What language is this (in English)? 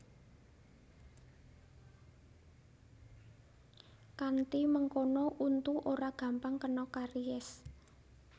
Javanese